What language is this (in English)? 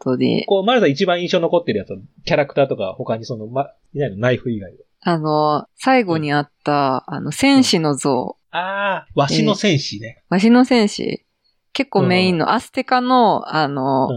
Japanese